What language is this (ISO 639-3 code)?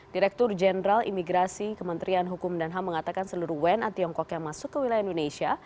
ind